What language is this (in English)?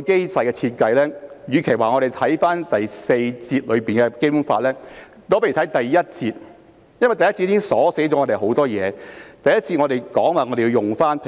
Cantonese